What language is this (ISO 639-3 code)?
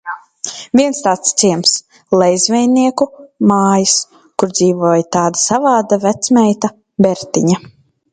lav